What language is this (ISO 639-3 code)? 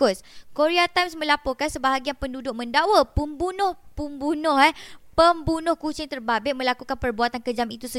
msa